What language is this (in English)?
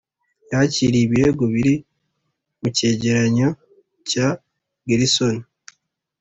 Kinyarwanda